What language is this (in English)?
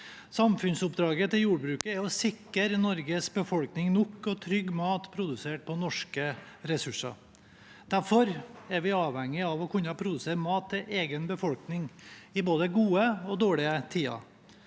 Norwegian